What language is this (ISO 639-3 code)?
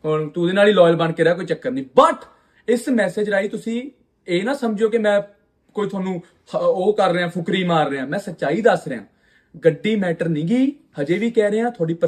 pan